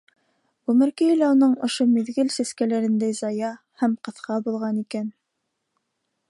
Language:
Bashkir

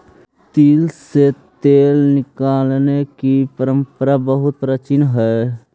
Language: Magahi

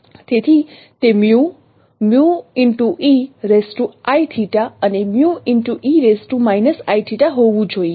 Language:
Gujarati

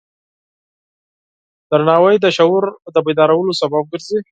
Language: Pashto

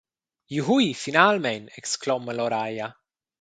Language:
Romansh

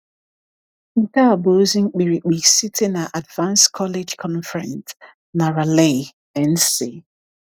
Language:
Igbo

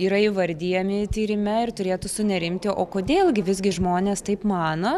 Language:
Lithuanian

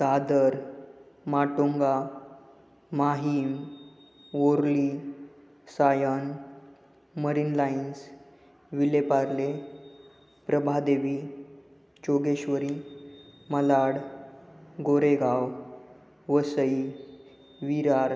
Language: Marathi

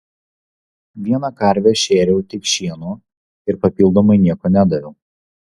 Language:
Lithuanian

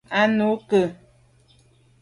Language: Medumba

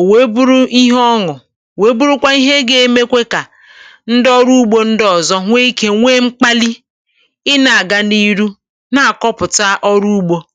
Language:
Igbo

